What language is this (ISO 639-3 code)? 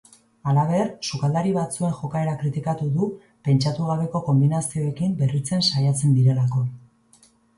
eus